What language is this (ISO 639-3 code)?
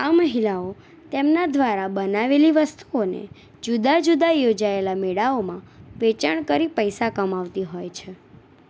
guj